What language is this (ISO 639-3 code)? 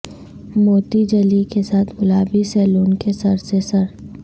urd